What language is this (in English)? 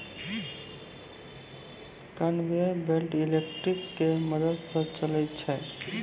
Maithili